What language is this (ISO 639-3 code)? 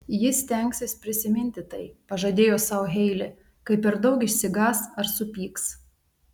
lit